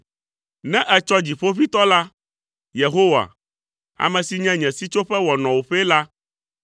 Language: Ewe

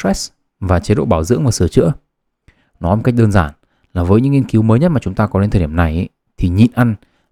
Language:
Vietnamese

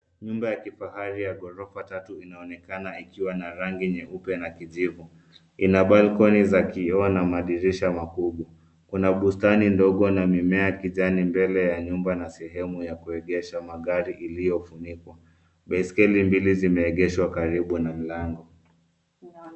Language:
Swahili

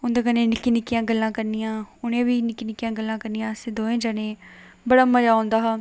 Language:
Dogri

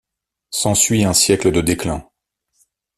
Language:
French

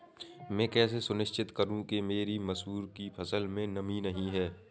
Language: Hindi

